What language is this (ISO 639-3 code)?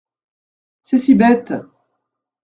fra